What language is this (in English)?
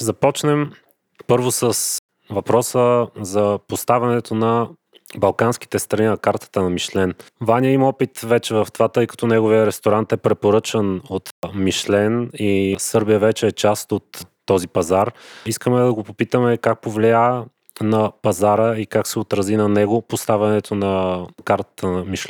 Bulgarian